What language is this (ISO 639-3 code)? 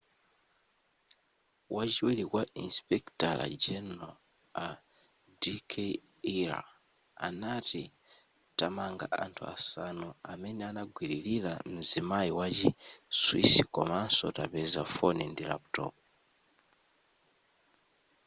nya